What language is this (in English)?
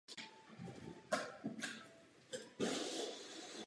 Czech